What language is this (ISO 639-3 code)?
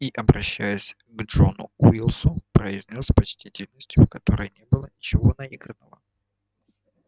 rus